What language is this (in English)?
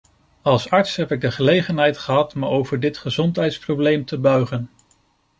Dutch